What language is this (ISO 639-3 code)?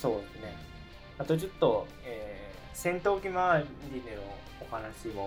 jpn